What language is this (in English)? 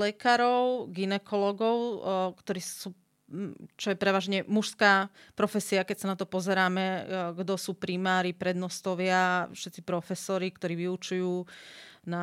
Slovak